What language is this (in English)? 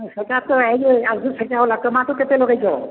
Odia